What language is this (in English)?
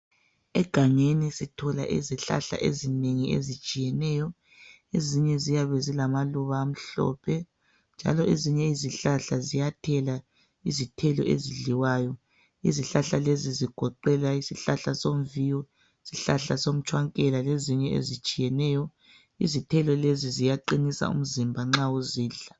North Ndebele